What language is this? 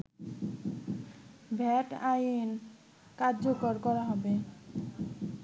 Bangla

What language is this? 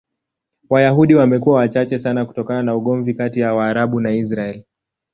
Swahili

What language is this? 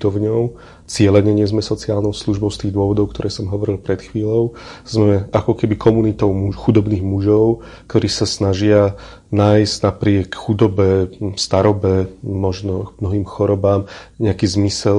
Slovak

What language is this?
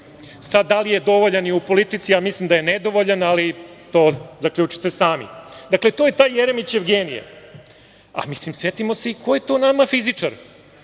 Serbian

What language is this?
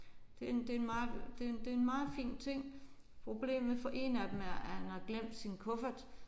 Danish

